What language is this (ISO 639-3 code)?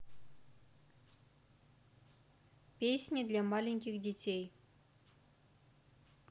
rus